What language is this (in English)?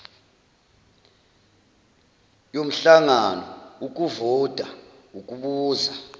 Zulu